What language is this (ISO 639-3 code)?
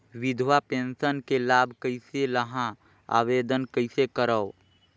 hne